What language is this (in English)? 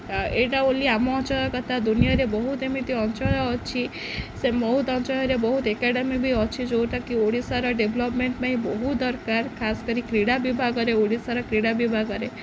Odia